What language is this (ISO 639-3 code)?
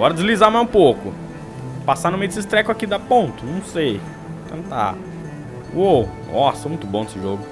por